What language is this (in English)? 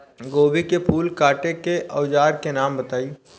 Bhojpuri